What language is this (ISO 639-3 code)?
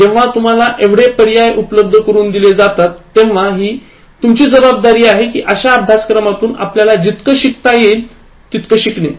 mar